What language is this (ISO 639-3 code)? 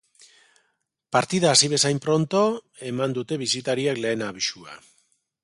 eus